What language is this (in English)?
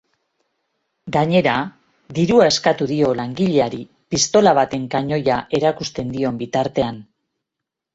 Basque